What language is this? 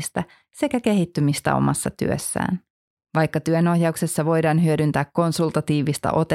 Finnish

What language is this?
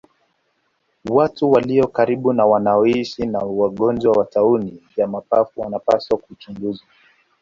Swahili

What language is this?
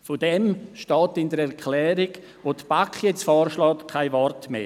Swiss German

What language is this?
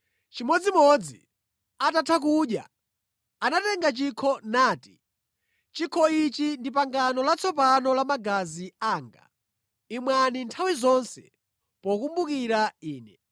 Nyanja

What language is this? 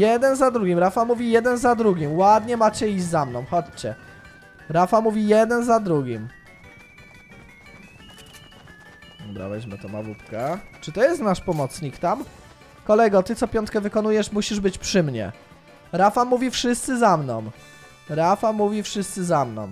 Polish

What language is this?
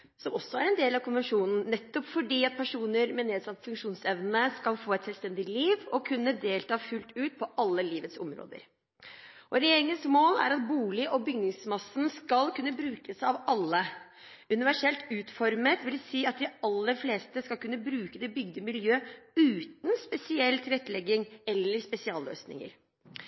Norwegian Bokmål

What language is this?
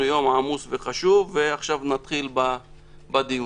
Hebrew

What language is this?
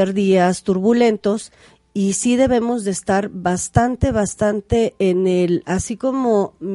Spanish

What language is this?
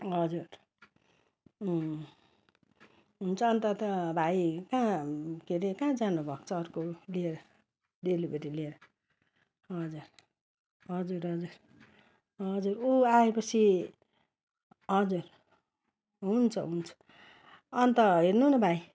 Nepali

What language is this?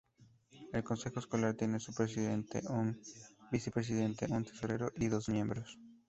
Spanish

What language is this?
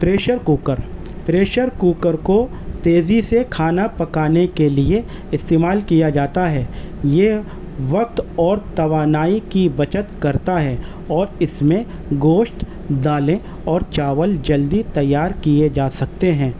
Urdu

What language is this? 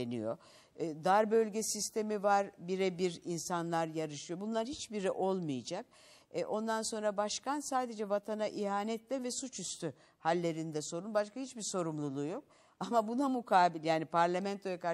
Turkish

